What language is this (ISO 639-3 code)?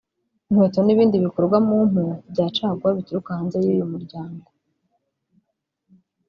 kin